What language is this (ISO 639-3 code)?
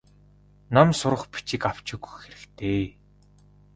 mon